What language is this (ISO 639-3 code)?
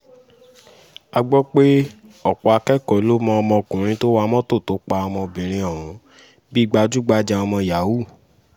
yor